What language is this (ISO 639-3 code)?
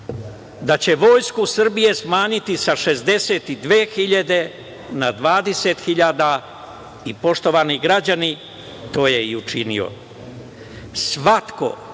srp